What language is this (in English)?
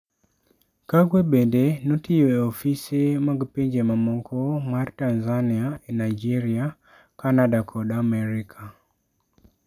Luo (Kenya and Tanzania)